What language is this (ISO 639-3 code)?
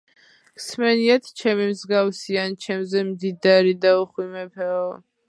kat